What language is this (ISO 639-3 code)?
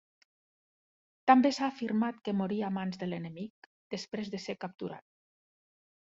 cat